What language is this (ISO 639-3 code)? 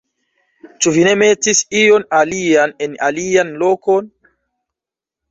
epo